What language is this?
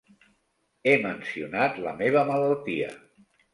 Catalan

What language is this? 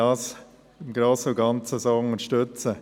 Swiss German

